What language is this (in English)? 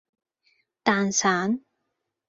Cantonese